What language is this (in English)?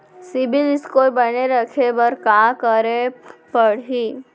Chhattisgarhi